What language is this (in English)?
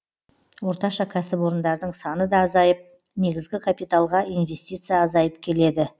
Kazakh